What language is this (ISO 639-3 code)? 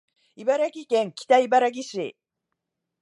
jpn